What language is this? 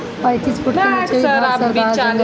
Bhojpuri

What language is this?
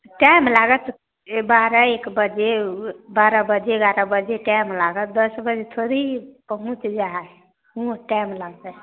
Maithili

